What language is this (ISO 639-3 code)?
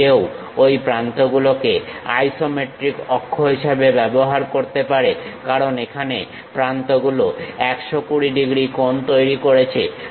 ben